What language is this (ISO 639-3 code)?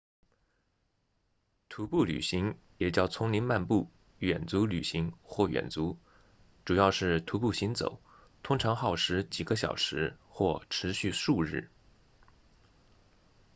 zho